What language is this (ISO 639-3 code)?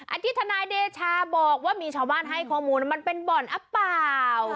tha